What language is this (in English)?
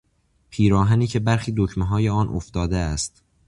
Persian